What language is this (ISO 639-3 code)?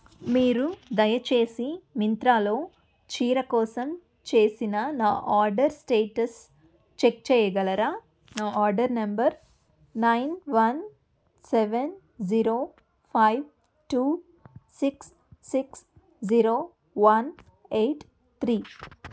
tel